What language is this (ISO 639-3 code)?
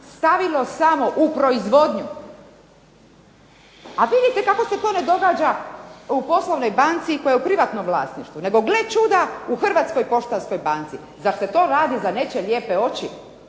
hrv